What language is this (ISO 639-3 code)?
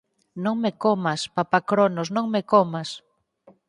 glg